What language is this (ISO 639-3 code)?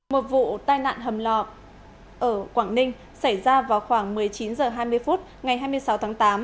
vie